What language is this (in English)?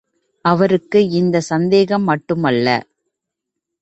Tamil